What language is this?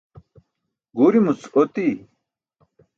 Burushaski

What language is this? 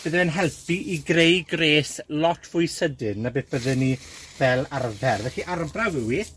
Welsh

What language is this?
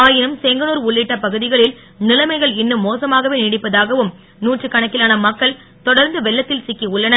Tamil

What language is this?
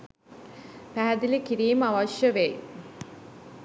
Sinhala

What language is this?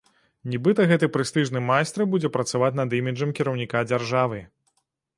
Belarusian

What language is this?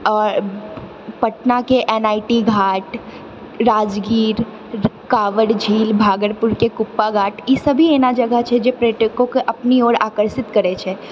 Maithili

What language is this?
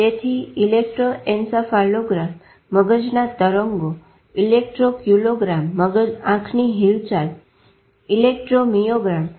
Gujarati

